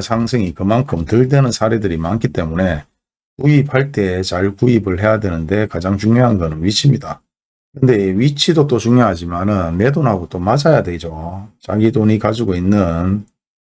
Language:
Korean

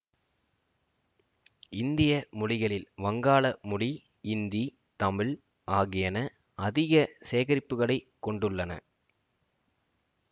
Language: Tamil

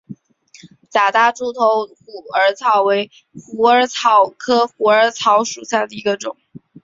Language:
Chinese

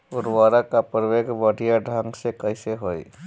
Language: Bhojpuri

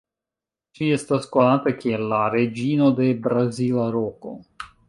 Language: Esperanto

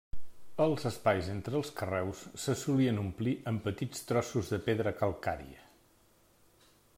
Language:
Catalan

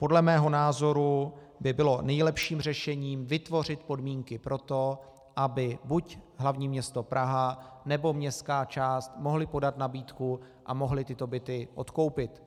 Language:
Czech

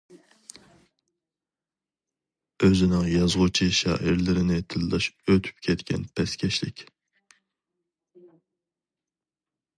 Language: Uyghur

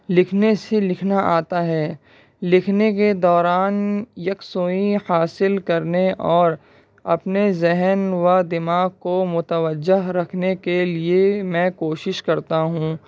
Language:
Urdu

